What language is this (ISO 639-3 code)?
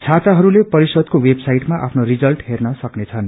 nep